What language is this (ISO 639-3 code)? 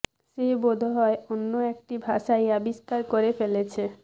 ben